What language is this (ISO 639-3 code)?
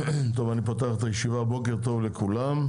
heb